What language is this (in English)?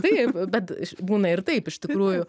Lithuanian